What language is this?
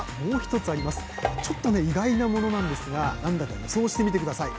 Japanese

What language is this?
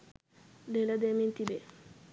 Sinhala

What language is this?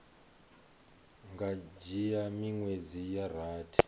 Venda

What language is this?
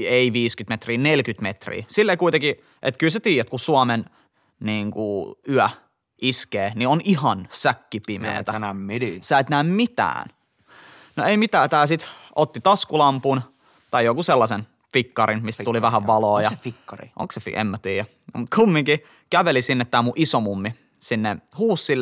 Finnish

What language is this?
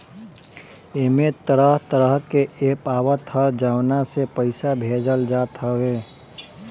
Bhojpuri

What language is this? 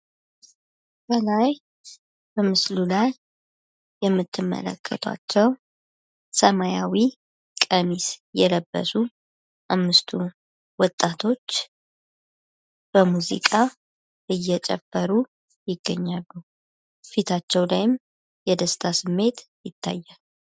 Amharic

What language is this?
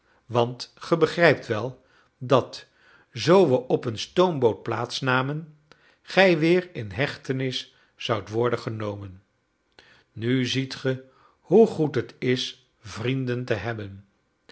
Dutch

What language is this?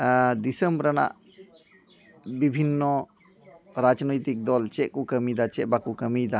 Santali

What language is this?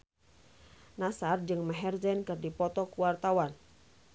Sundanese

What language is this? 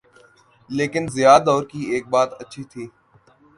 Urdu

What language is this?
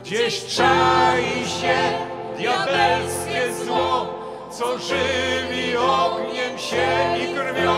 Polish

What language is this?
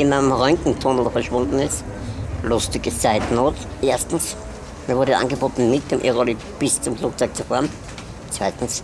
German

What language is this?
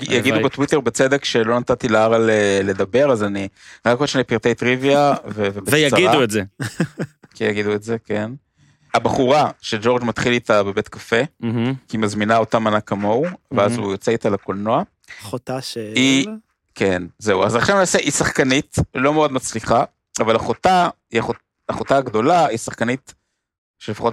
Hebrew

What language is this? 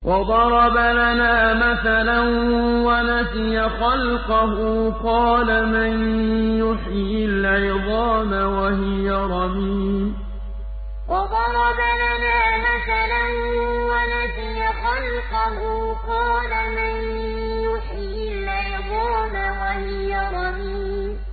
Arabic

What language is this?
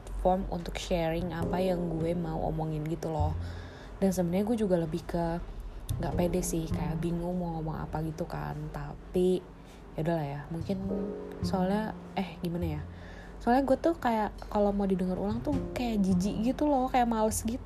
Indonesian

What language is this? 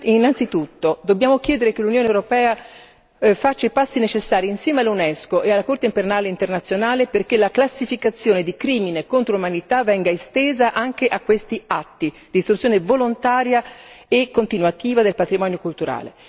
Italian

